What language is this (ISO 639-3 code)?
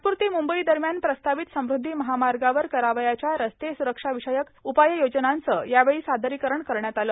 mar